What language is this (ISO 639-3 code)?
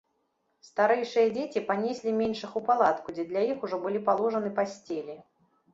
bel